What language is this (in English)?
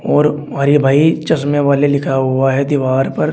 Hindi